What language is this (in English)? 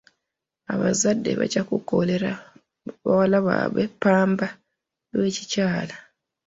Ganda